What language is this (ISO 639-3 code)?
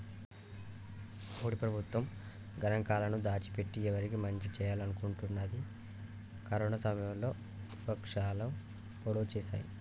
tel